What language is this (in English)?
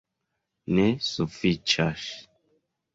Esperanto